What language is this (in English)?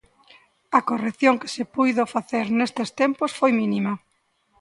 Galician